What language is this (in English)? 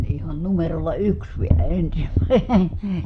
Finnish